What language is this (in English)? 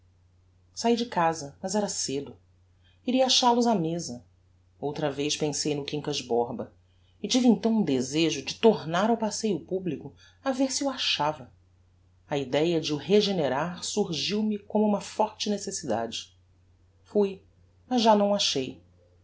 Portuguese